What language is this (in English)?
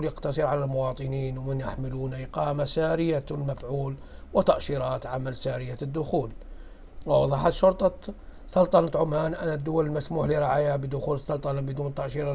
Arabic